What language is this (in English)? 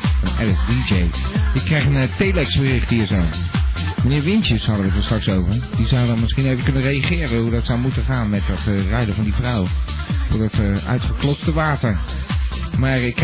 Dutch